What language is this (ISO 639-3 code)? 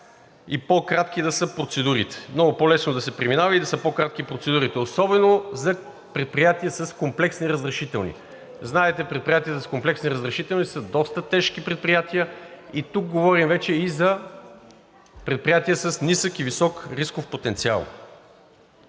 bul